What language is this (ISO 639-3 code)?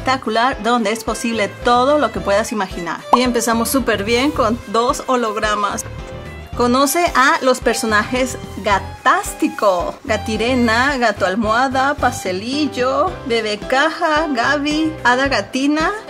spa